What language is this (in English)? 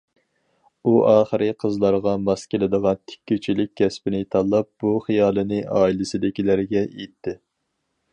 Uyghur